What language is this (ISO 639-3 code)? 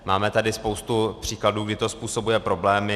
ces